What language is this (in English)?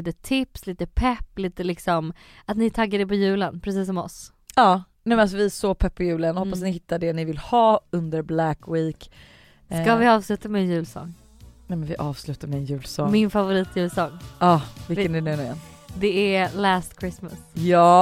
Swedish